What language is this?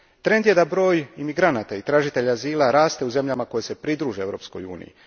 Croatian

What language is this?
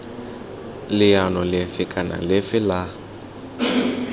Tswana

